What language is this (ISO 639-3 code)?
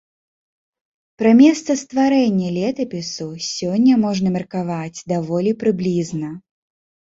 bel